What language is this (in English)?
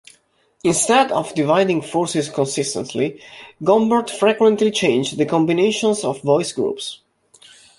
English